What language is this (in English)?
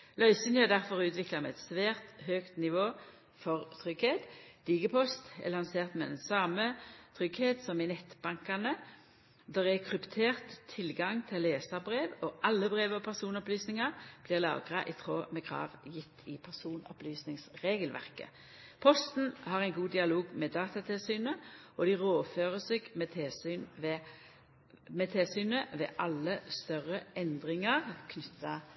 Norwegian Nynorsk